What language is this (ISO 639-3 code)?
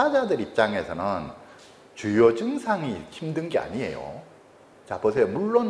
kor